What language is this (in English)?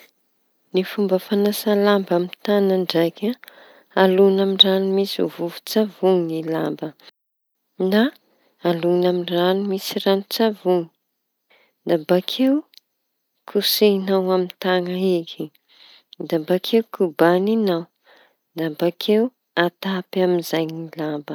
Tanosy Malagasy